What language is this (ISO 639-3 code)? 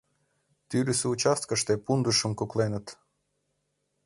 chm